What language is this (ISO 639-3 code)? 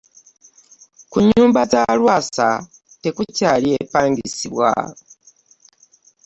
lug